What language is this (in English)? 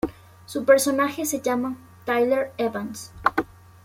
Spanish